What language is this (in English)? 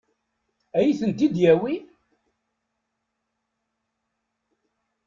Kabyle